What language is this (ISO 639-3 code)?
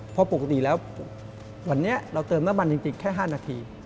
tha